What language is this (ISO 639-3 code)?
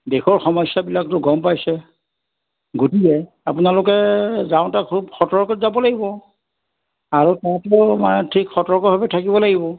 asm